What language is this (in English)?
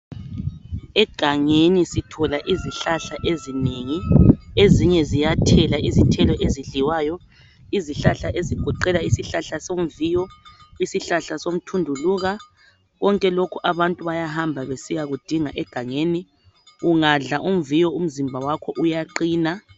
North Ndebele